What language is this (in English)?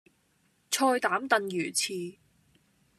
Cantonese